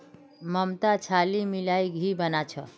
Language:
Magahi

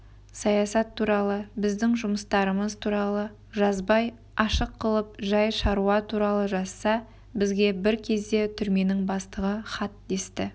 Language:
Kazakh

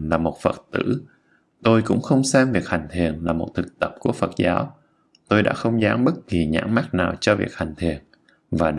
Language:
Vietnamese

